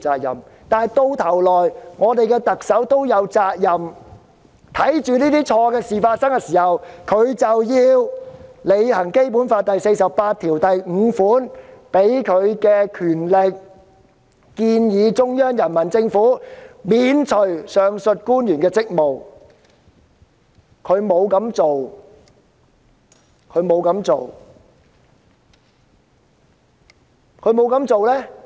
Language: Cantonese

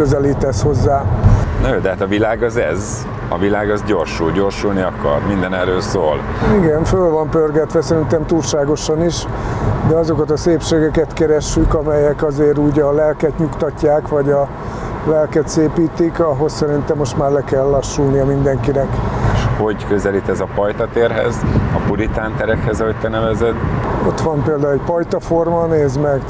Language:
Hungarian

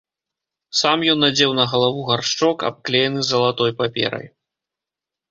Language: Belarusian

